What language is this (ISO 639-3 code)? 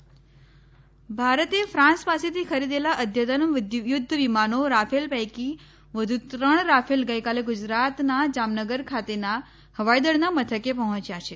guj